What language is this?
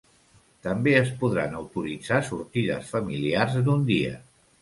Catalan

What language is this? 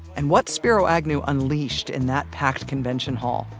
English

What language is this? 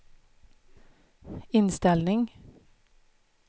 Swedish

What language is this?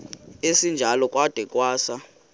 Xhosa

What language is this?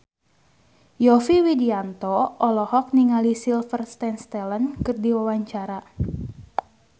Sundanese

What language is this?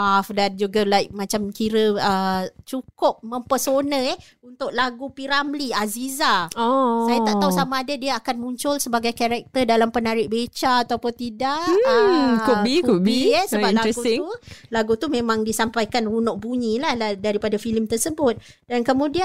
Malay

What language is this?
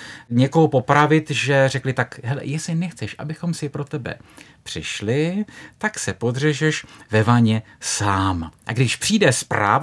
Czech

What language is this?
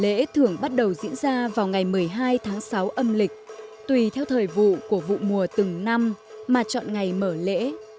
Vietnamese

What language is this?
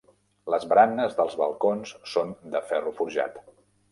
Catalan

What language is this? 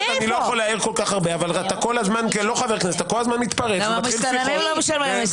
Hebrew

